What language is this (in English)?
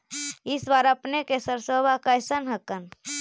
Magahi